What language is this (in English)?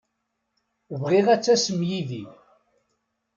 Kabyle